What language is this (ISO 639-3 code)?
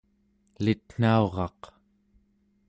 esu